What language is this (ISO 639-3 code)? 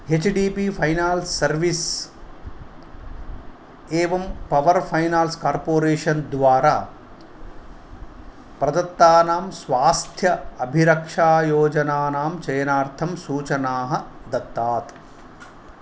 san